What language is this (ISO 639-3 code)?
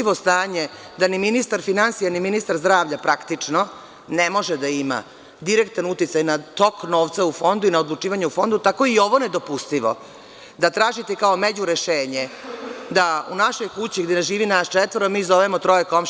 srp